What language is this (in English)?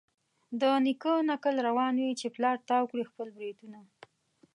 Pashto